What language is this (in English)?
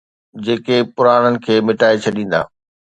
Sindhi